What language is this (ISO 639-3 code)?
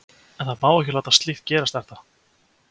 isl